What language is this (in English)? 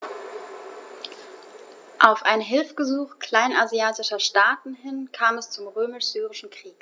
German